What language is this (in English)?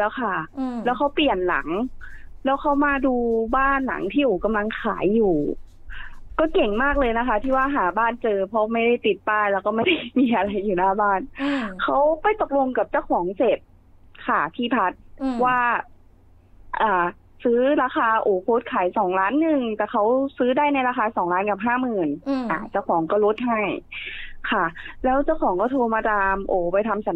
Thai